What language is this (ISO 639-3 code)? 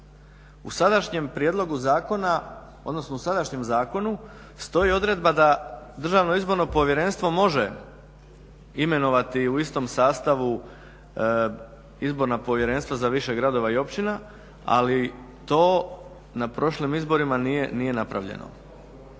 hrv